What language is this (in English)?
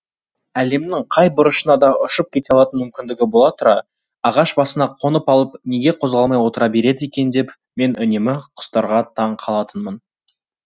Kazakh